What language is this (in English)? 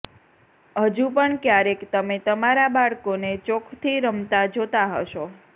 Gujarati